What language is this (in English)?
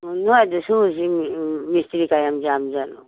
Manipuri